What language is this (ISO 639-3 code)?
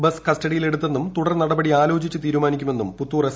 mal